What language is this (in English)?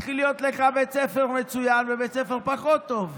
Hebrew